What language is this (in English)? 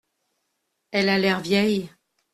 French